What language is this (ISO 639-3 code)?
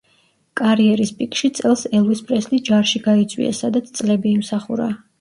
kat